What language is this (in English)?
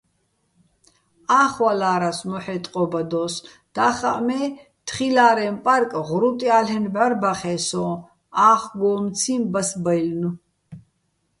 Bats